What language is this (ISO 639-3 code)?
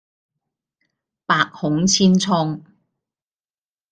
yue